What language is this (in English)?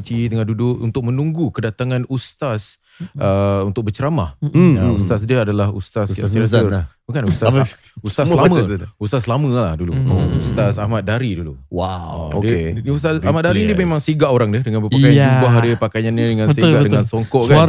Malay